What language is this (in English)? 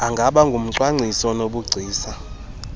Xhosa